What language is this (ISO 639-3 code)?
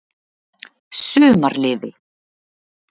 isl